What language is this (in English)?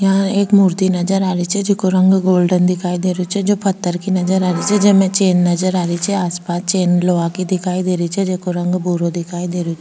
Rajasthani